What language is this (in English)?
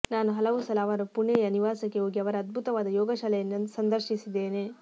Kannada